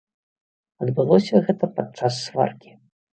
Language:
Belarusian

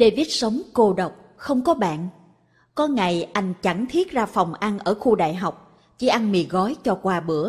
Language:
Vietnamese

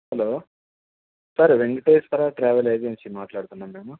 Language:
Telugu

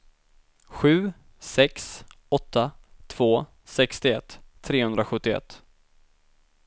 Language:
Swedish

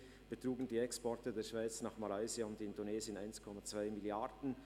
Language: Swiss German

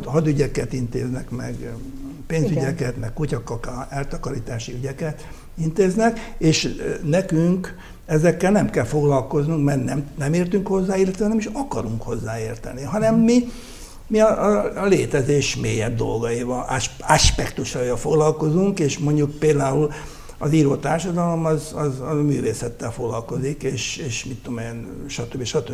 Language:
Hungarian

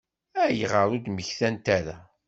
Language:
Kabyle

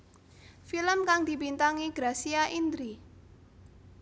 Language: Javanese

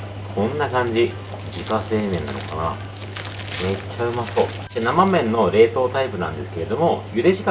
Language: Japanese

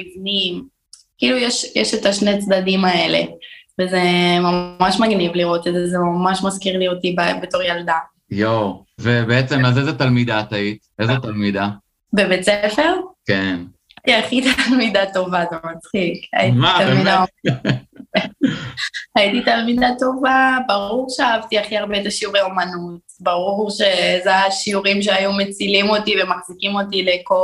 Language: Hebrew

